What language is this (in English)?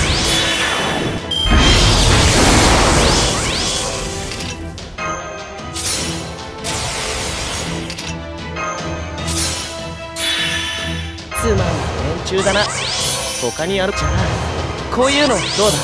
Japanese